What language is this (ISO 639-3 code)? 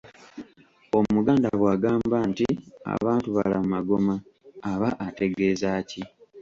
lug